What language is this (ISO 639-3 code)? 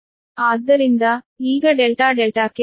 kan